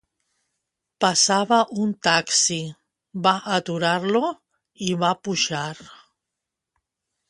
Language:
Catalan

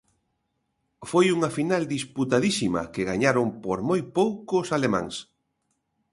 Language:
Galician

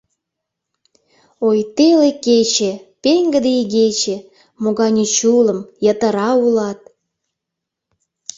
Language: Mari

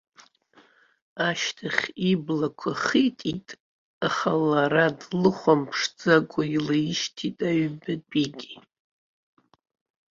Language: Abkhazian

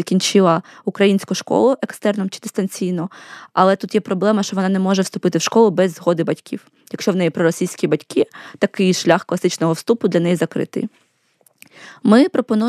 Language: Ukrainian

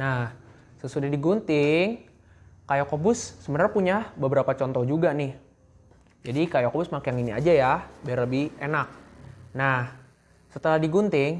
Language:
Indonesian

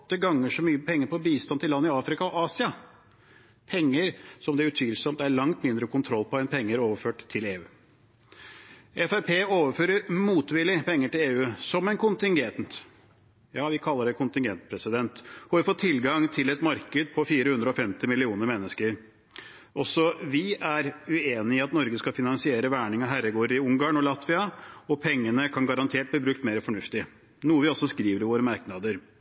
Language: Norwegian Bokmål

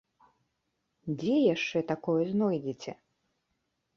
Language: Belarusian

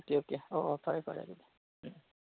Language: Manipuri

